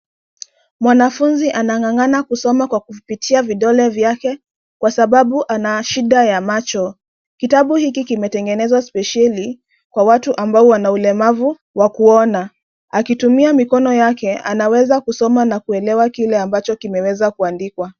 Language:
Swahili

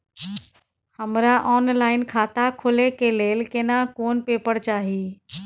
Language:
Maithili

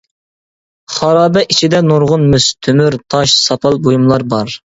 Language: Uyghur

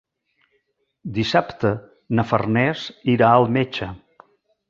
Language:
Catalan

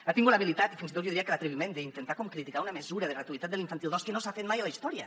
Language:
Catalan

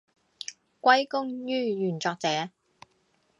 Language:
Cantonese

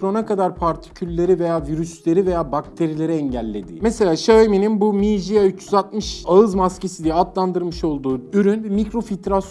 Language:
Turkish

